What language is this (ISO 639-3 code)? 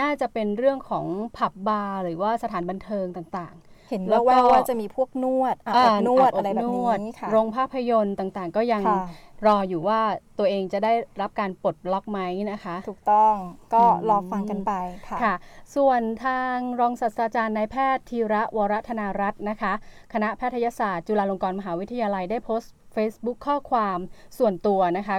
tha